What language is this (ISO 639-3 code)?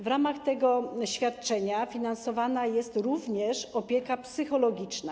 pol